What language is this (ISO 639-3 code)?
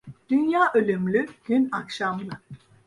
tur